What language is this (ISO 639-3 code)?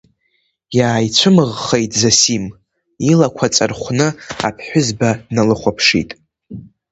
abk